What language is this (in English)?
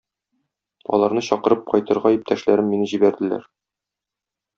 Tatar